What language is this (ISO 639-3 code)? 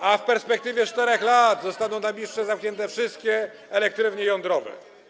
pol